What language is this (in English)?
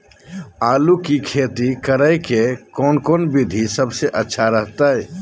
Magahi